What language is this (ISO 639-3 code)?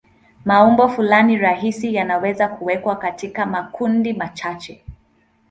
swa